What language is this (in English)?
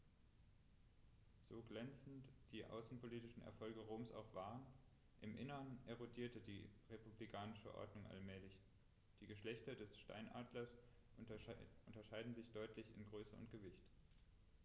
German